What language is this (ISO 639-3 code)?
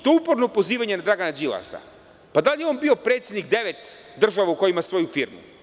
srp